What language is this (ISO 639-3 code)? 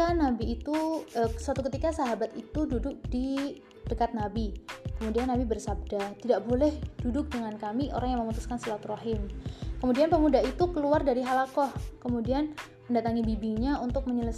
ind